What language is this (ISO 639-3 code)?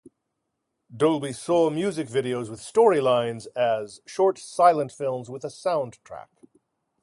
eng